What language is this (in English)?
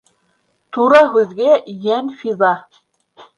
Bashkir